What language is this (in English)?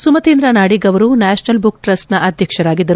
Kannada